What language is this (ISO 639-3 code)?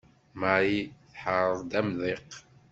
kab